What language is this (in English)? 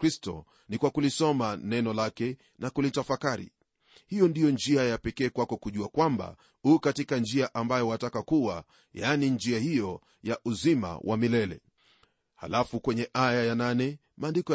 Swahili